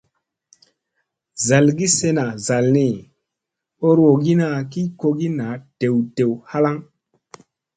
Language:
Musey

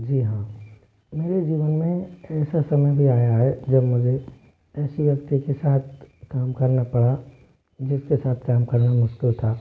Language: Hindi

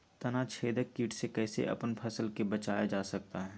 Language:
Magahi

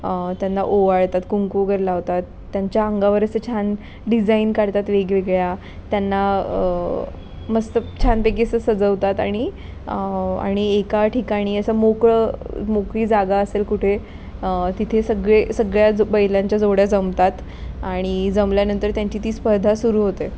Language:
Marathi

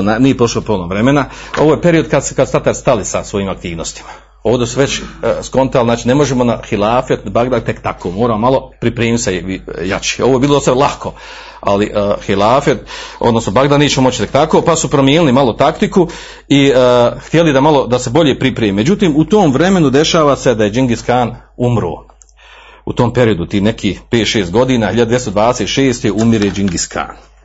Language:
Croatian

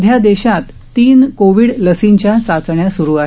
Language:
Marathi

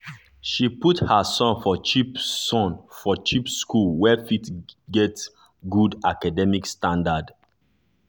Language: Nigerian Pidgin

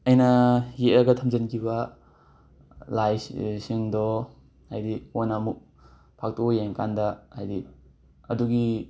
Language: Manipuri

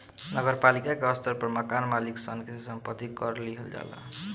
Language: Bhojpuri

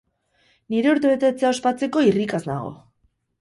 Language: Basque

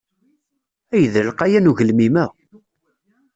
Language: Kabyle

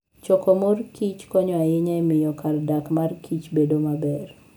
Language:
Luo (Kenya and Tanzania)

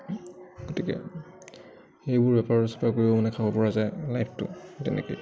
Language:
Assamese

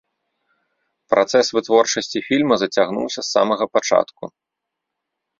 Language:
Belarusian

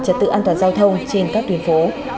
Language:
Vietnamese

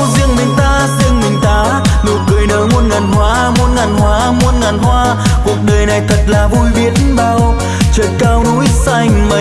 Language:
Vietnamese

